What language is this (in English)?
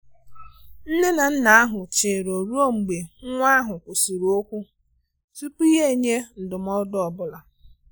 Igbo